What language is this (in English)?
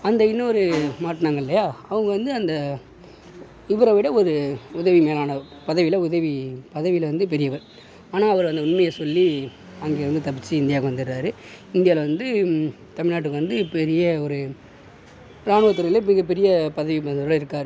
Tamil